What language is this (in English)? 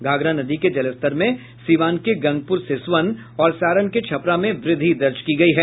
Hindi